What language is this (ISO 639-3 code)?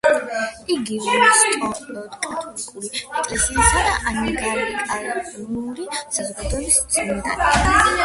kat